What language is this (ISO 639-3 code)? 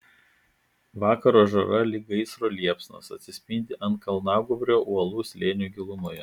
lit